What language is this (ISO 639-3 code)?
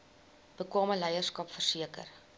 afr